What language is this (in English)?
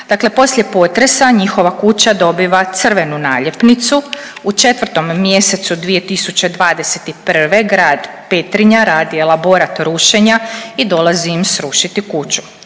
Croatian